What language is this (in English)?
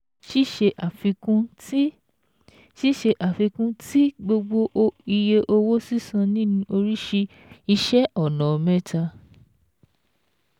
Yoruba